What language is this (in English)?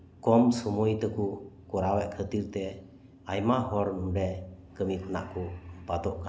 Santali